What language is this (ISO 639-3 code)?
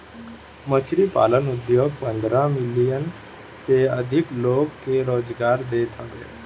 bho